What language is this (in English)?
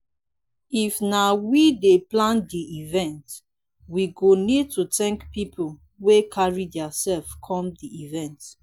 Nigerian Pidgin